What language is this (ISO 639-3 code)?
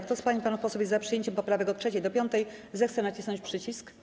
pol